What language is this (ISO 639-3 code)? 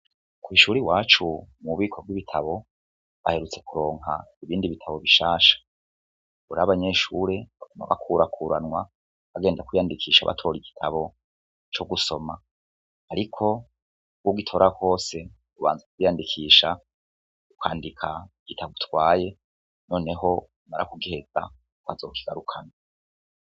run